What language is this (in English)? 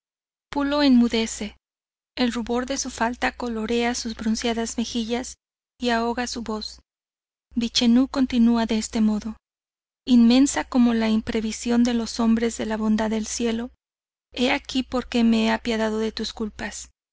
Spanish